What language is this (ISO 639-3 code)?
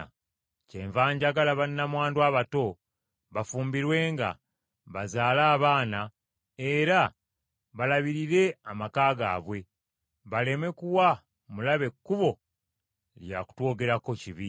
lug